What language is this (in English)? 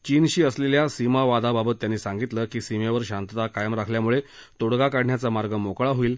Marathi